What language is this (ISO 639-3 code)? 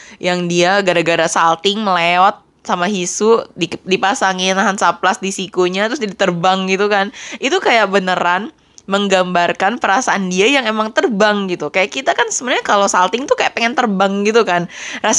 ind